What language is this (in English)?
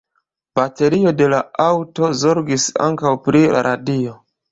Esperanto